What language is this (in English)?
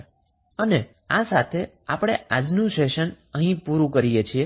Gujarati